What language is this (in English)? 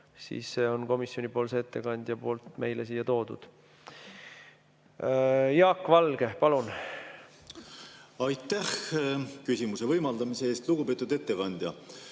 Estonian